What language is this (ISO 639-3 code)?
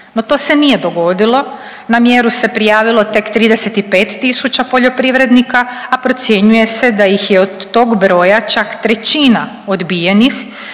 hrv